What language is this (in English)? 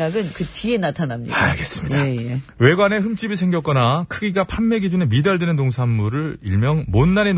Korean